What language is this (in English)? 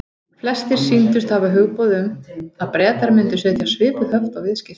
Icelandic